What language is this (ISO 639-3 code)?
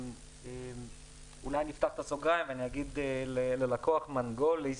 heb